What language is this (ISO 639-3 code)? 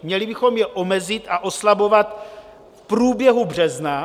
ces